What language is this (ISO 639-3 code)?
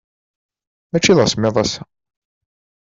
kab